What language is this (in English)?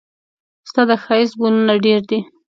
Pashto